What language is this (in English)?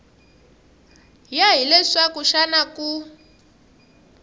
Tsonga